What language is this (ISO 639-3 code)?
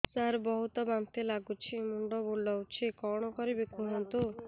ori